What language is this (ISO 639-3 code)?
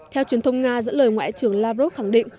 vie